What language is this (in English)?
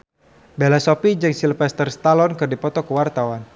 Sundanese